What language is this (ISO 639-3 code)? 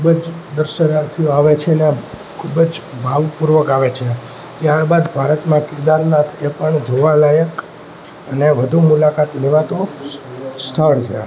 guj